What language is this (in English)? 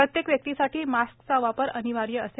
Marathi